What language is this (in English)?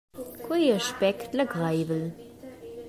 Romansh